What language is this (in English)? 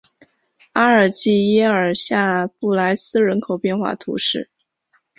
Chinese